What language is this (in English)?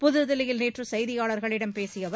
Tamil